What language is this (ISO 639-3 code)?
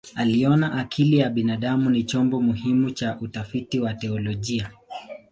swa